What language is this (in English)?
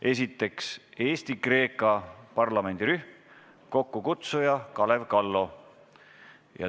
Estonian